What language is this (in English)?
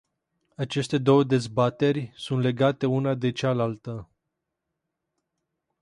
Romanian